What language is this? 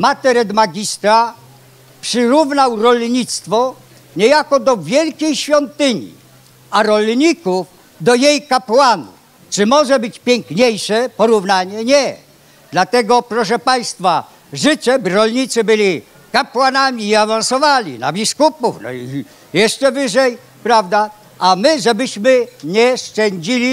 Polish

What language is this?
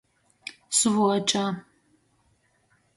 Latgalian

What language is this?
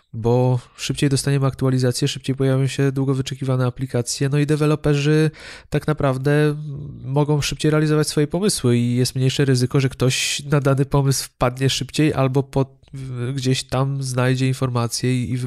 Polish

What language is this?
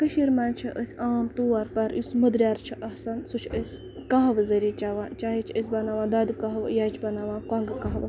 Kashmiri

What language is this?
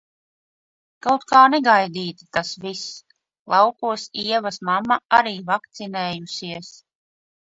Latvian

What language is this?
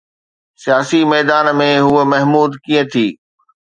Sindhi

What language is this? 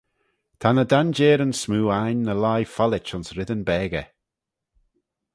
Manx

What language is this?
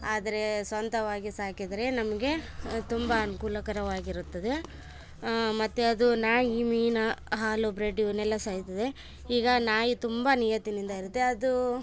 Kannada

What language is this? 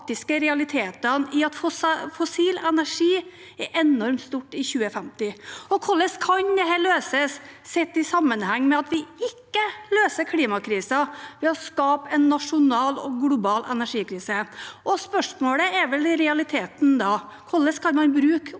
Norwegian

